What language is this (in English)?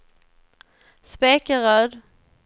Swedish